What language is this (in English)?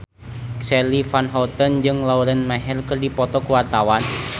Sundanese